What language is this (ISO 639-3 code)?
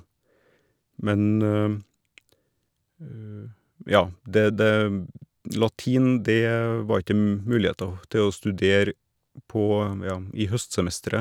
nor